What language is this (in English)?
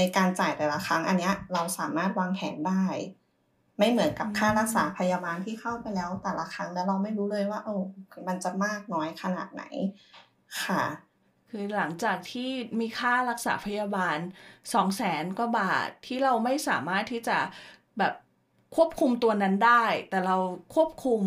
Thai